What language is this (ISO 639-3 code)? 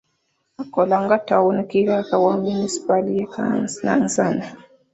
lug